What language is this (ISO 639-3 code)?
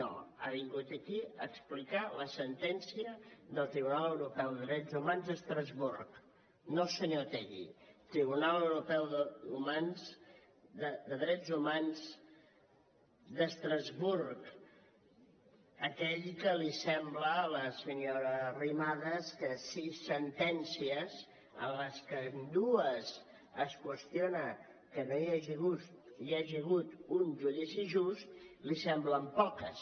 cat